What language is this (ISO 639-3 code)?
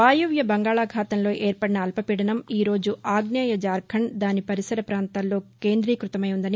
tel